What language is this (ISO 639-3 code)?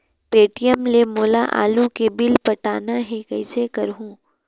hne